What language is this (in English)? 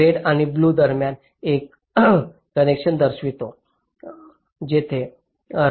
Marathi